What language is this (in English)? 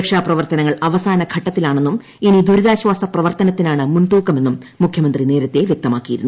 Malayalam